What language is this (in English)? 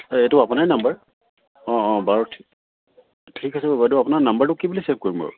Assamese